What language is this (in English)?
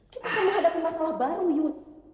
Indonesian